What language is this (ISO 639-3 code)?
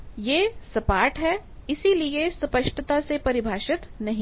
hin